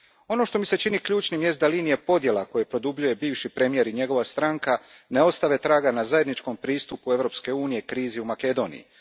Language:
Croatian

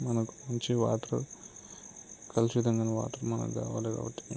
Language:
Telugu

